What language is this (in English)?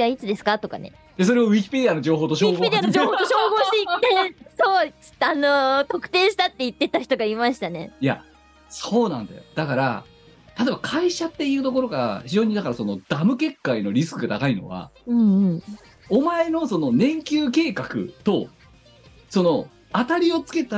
Japanese